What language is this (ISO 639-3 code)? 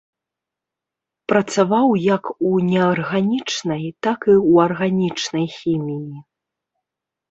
bel